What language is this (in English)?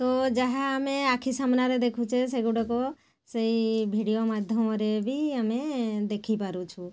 Odia